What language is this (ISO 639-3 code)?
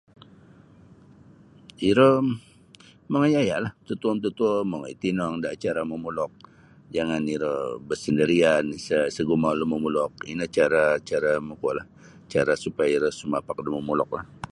bsy